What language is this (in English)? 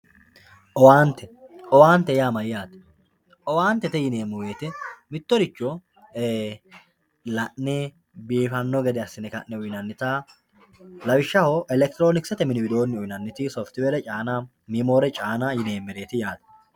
Sidamo